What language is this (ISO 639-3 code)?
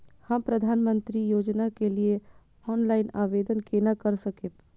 mai